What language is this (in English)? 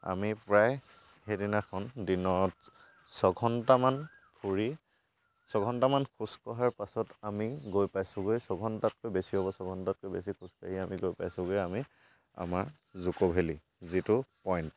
Assamese